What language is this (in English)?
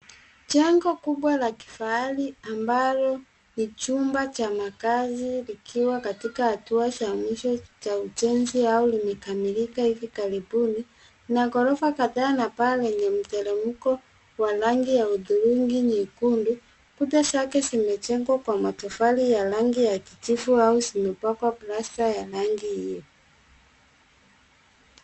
Swahili